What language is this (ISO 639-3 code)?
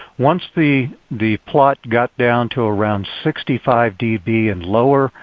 eng